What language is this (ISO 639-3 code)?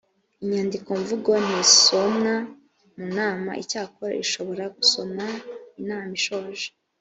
kin